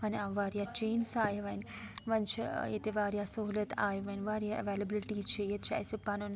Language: Kashmiri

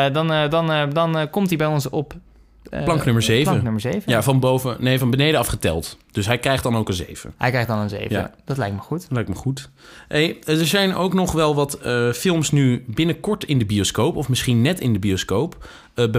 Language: Dutch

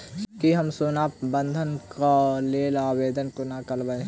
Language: Maithili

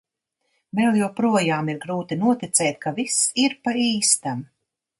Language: Latvian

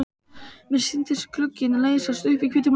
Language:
Icelandic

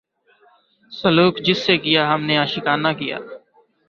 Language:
Urdu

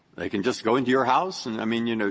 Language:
English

